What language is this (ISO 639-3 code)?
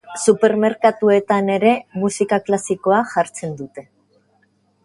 eus